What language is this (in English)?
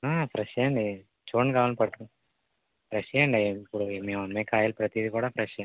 Telugu